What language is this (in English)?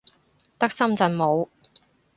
Cantonese